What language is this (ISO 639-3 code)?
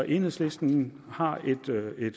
dan